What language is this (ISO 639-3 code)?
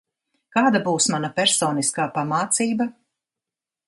lav